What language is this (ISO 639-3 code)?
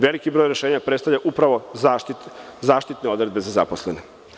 srp